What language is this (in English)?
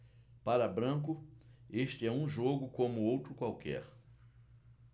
Portuguese